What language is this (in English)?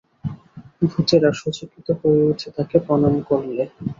Bangla